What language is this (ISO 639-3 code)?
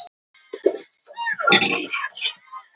isl